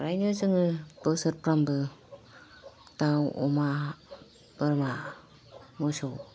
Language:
Bodo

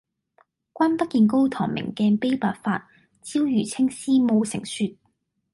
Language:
Cantonese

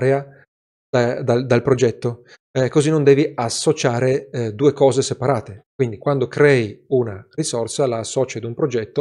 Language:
Italian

